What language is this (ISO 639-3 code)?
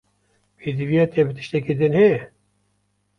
kur